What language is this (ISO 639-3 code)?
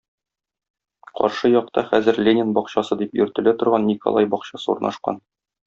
tat